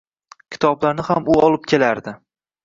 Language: Uzbek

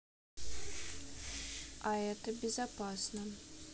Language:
Russian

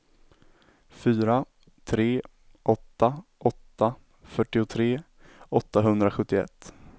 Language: Swedish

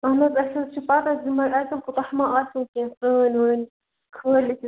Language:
Kashmiri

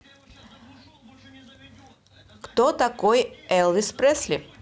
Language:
Russian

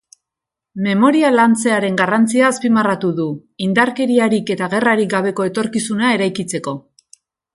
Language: Basque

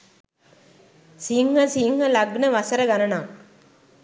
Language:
Sinhala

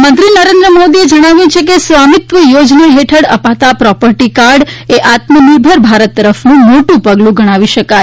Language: Gujarati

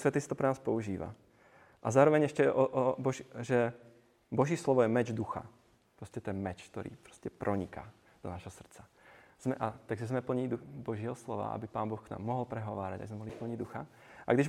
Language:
Czech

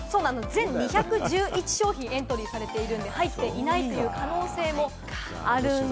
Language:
Japanese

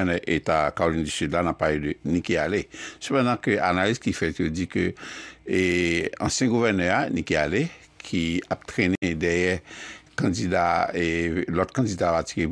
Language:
French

